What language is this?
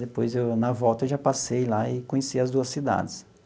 Portuguese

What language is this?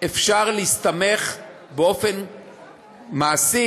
Hebrew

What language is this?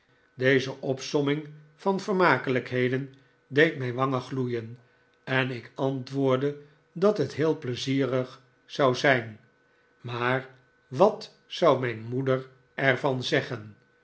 Dutch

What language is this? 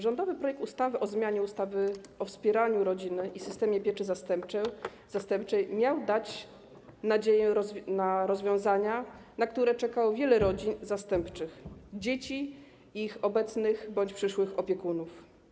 Polish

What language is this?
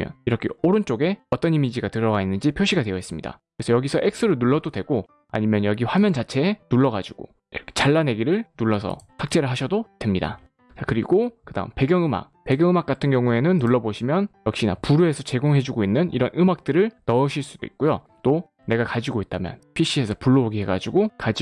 Korean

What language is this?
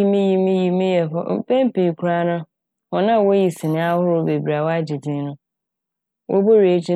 Akan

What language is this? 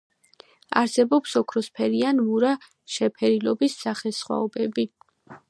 Georgian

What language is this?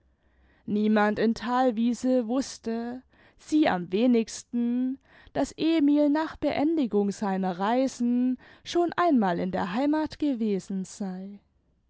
German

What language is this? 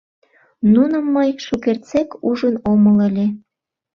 Mari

